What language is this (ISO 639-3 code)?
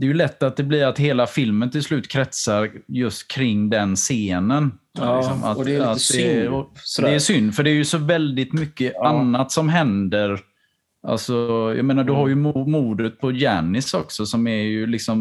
swe